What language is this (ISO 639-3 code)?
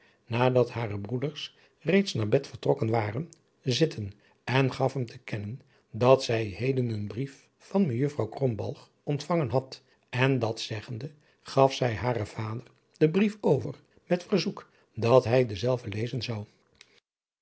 nld